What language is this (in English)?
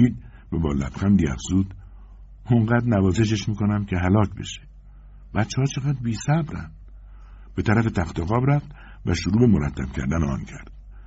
Persian